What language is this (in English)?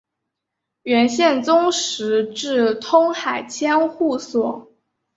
Chinese